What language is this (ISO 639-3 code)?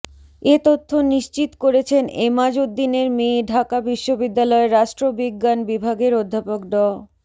ben